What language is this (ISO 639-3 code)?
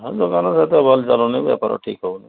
ori